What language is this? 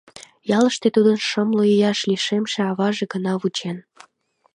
Mari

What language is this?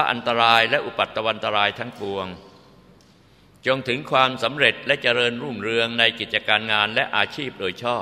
Thai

